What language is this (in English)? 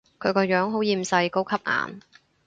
Cantonese